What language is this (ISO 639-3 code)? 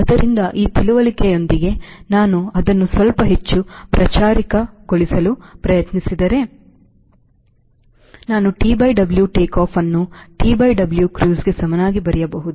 kan